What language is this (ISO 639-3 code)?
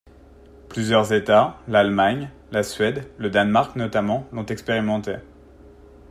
fra